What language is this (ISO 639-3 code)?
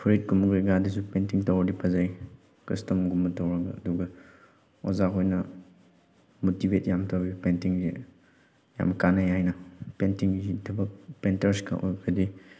mni